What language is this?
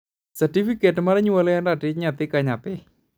Luo (Kenya and Tanzania)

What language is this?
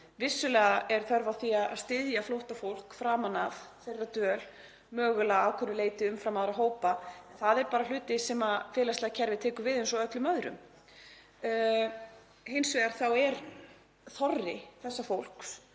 Icelandic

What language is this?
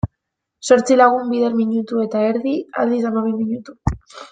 Basque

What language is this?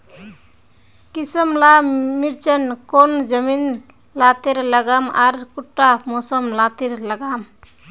Magahi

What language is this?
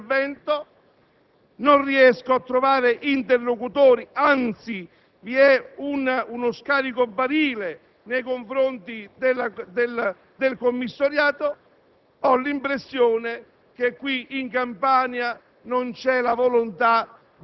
Italian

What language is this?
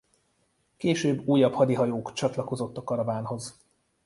Hungarian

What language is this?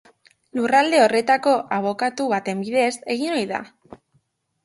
Basque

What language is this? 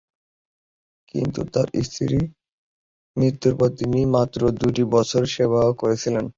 Bangla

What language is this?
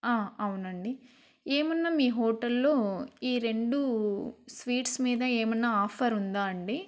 Telugu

